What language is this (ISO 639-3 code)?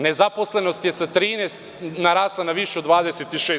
srp